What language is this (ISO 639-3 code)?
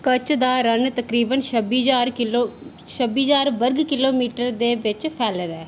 doi